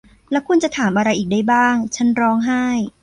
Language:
Thai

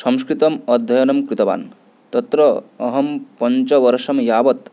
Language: Sanskrit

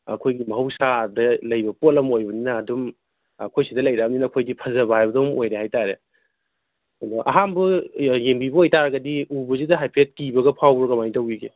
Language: Manipuri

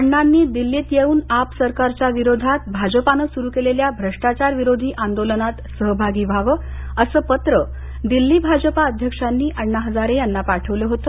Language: Marathi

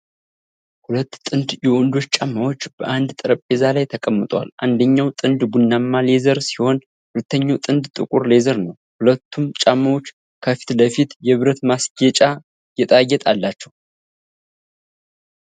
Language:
Amharic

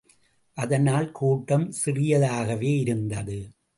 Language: Tamil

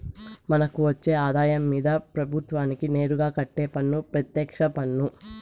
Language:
Telugu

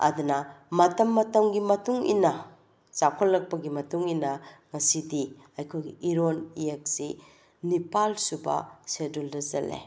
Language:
Manipuri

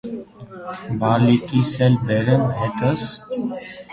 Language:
Armenian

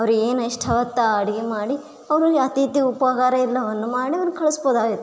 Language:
Kannada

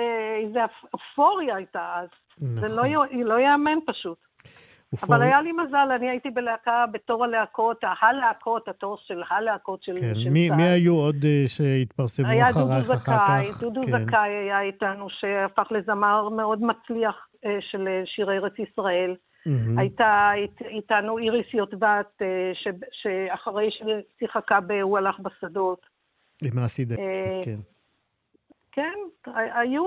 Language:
Hebrew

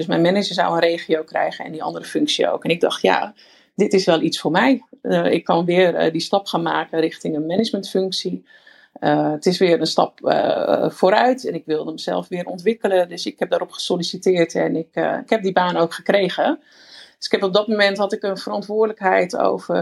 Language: Dutch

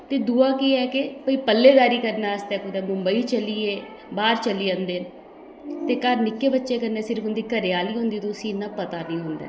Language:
Dogri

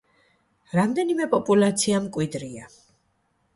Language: Georgian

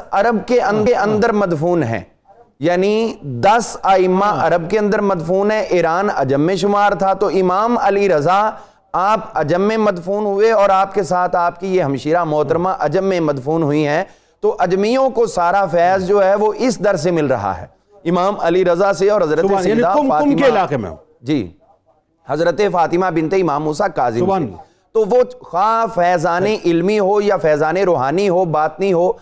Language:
Urdu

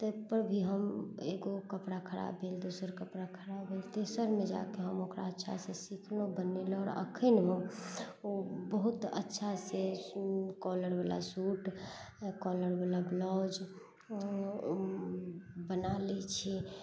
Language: Maithili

